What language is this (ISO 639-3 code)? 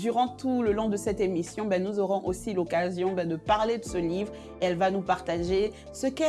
fra